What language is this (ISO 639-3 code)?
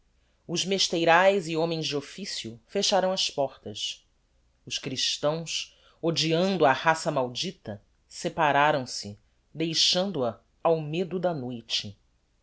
por